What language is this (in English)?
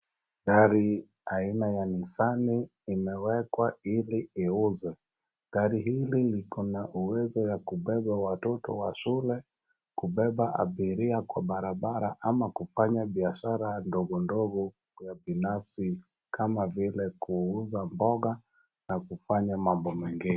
Swahili